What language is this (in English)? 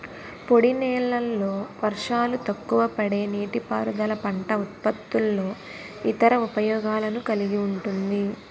Telugu